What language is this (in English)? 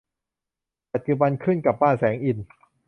Thai